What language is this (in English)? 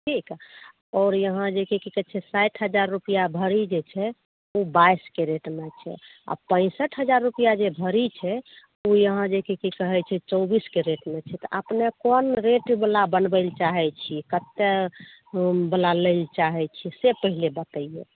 Maithili